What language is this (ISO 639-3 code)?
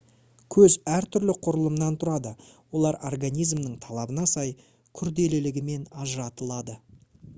kaz